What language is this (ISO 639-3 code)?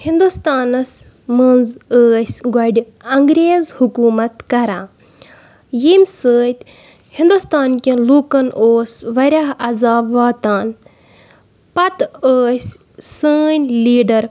kas